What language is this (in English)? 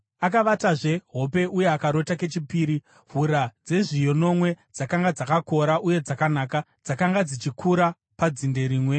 Shona